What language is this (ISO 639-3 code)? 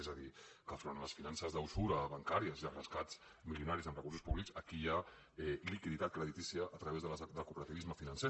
cat